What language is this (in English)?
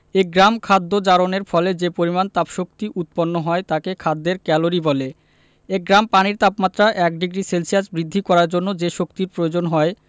Bangla